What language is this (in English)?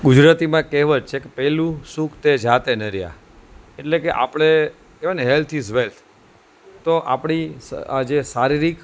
Gujarati